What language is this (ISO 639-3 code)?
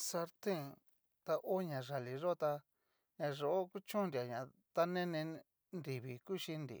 miu